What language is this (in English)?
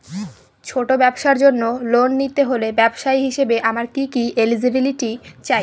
Bangla